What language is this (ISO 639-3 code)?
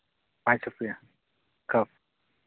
sat